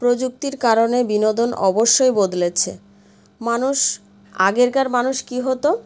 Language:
Bangla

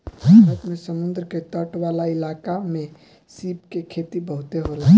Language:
Bhojpuri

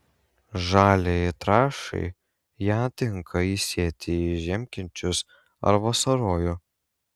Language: Lithuanian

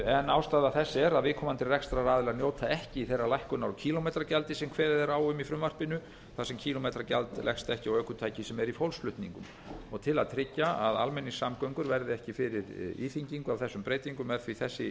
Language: Icelandic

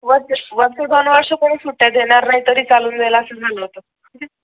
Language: Marathi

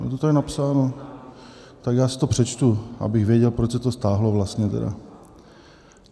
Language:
Czech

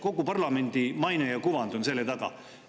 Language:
Estonian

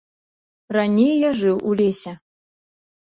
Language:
Belarusian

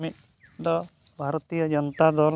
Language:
Santali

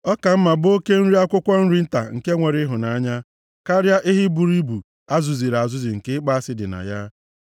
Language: Igbo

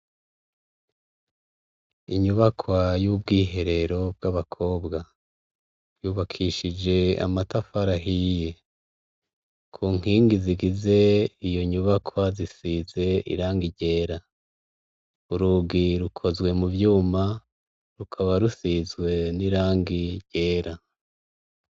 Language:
Rundi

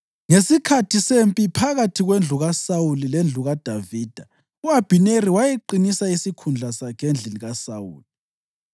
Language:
North Ndebele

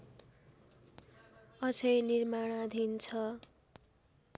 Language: Nepali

